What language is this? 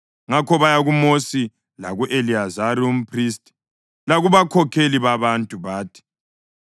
North Ndebele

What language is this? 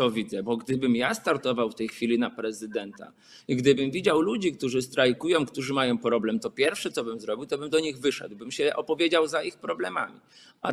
Polish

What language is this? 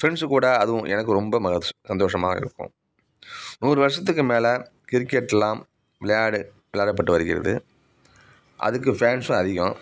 Tamil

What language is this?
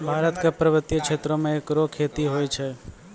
Maithili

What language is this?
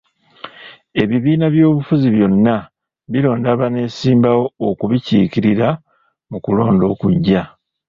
Ganda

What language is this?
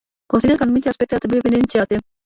Romanian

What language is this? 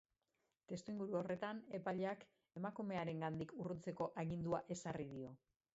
Basque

